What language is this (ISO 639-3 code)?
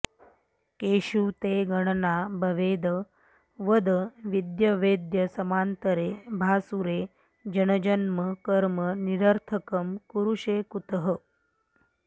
san